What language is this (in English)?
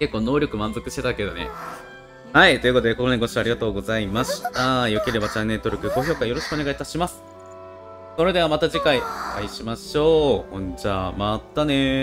Japanese